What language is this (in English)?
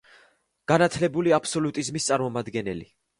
Georgian